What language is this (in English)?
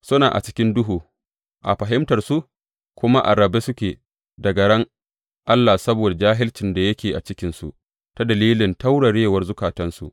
Hausa